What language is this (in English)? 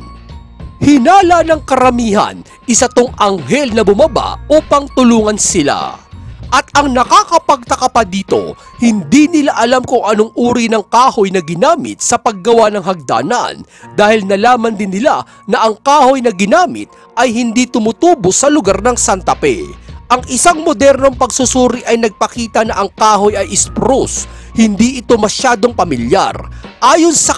Filipino